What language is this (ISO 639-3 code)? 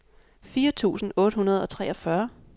dan